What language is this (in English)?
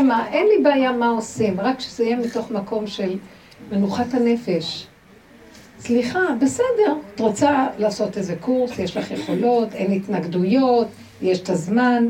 Hebrew